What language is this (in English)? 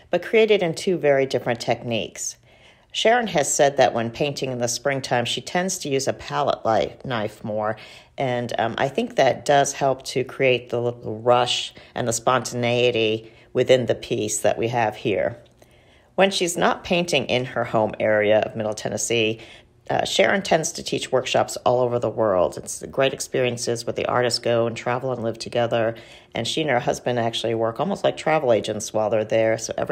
English